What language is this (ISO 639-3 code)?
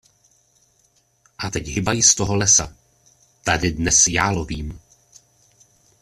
ces